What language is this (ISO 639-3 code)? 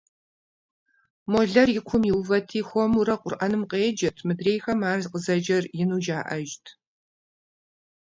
kbd